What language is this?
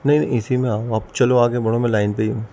Urdu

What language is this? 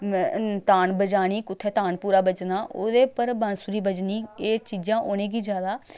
Dogri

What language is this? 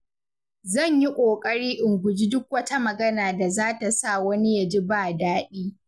Hausa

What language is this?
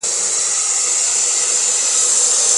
Pashto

